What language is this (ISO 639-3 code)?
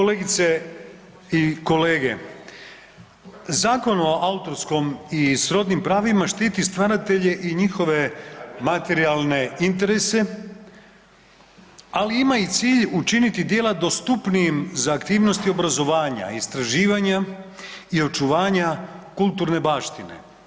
hrv